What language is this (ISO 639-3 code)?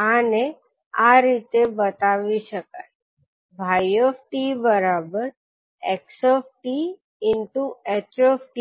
guj